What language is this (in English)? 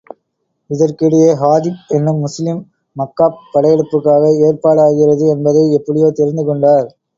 Tamil